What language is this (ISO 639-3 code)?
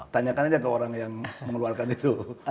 ind